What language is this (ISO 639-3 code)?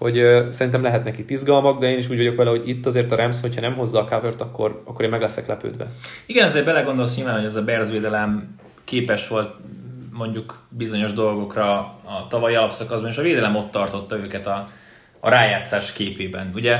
hun